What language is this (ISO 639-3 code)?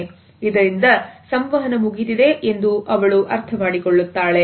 kan